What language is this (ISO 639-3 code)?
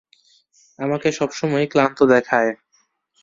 ben